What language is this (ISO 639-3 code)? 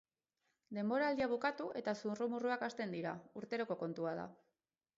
eus